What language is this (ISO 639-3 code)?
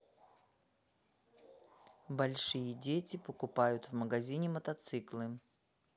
rus